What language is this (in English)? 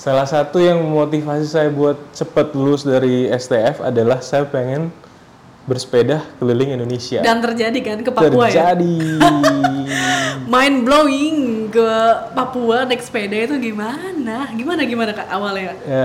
Indonesian